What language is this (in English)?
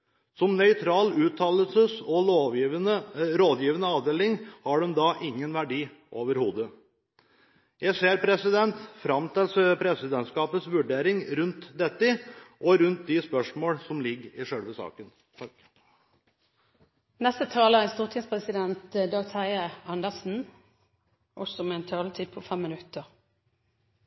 Norwegian Bokmål